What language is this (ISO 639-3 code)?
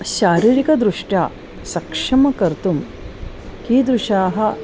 san